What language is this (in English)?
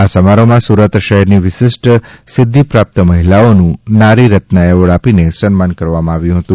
Gujarati